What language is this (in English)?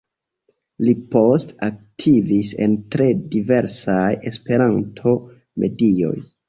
Esperanto